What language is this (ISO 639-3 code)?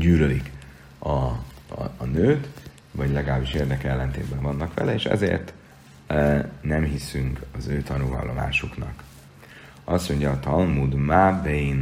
hun